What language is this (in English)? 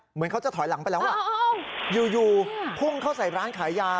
Thai